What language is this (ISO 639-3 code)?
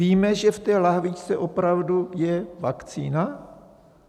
ces